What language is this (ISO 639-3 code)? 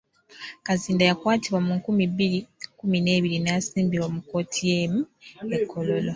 lug